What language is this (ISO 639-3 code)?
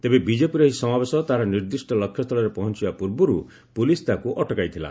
ori